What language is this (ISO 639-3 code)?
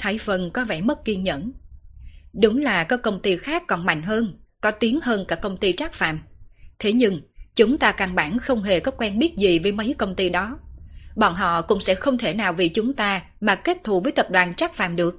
vie